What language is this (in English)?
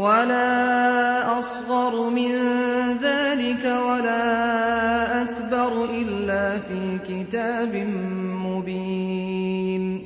Arabic